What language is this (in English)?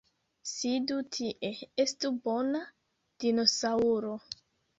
Esperanto